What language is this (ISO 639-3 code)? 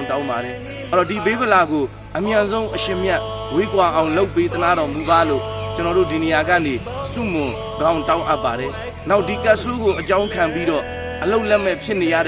kor